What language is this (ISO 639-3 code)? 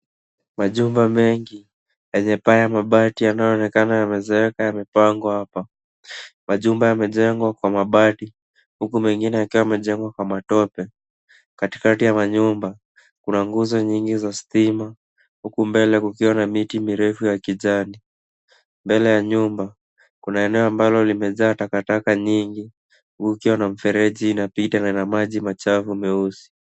swa